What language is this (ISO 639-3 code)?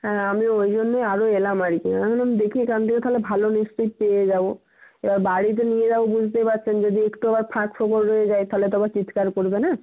ben